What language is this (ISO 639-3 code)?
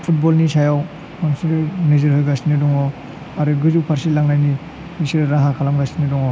brx